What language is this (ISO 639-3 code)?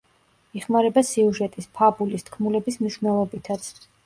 kat